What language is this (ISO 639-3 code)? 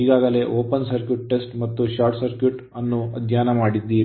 kan